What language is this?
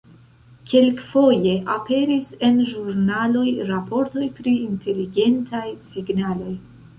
Esperanto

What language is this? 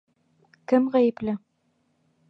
Bashkir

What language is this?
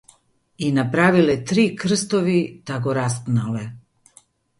Macedonian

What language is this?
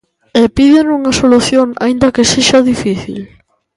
Galician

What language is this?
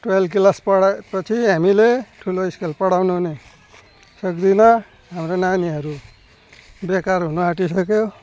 Nepali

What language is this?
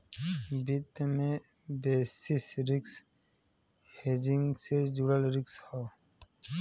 Bhojpuri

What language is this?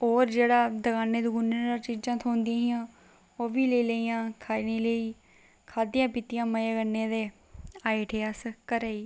Dogri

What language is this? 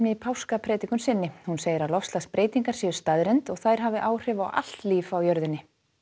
Icelandic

